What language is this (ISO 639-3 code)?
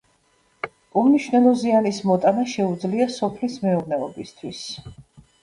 kat